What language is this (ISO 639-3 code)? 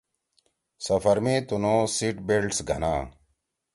trw